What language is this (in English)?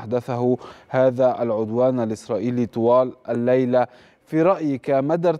Arabic